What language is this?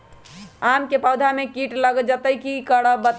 Magahi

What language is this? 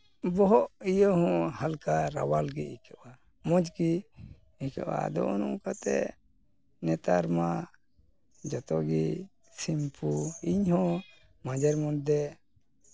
Santali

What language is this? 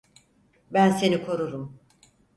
Turkish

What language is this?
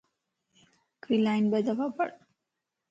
Lasi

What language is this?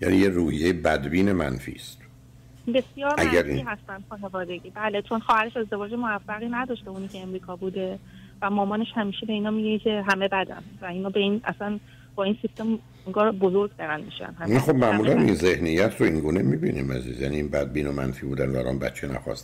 Persian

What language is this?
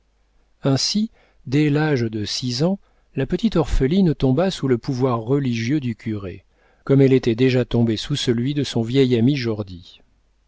French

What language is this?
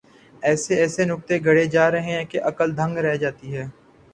Urdu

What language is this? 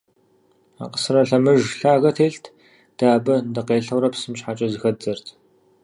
Kabardian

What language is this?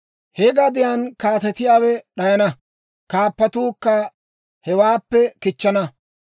Dawro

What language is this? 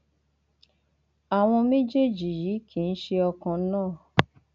Yoruba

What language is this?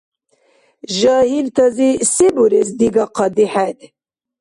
Dargwa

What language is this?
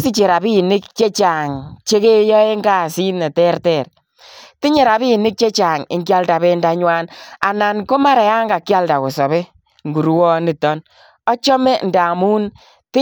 Kalenjin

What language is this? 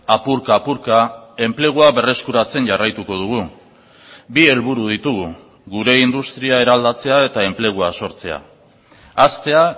Basque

